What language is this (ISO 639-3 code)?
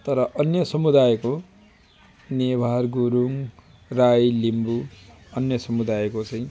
nep